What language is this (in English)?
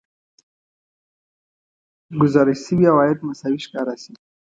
Pashto